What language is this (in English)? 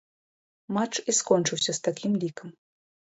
Belarusian